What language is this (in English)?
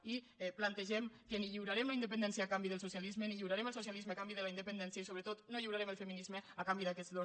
Catalan